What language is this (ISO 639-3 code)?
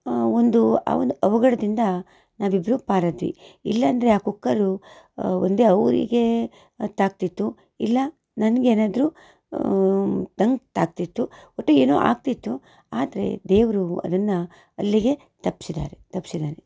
kan